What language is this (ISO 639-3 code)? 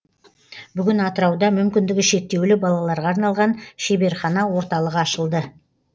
kaz